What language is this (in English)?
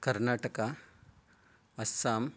Sanskrit